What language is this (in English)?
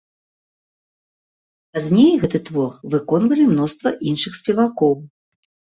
Belarusian